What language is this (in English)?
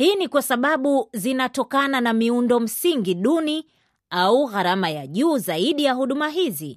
Swahili